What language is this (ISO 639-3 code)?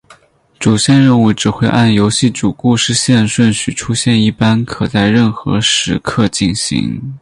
zho